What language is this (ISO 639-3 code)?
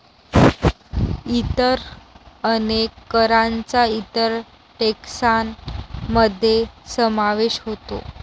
mar